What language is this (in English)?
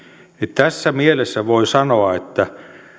Finnish